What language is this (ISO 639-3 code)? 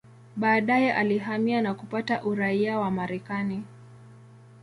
swa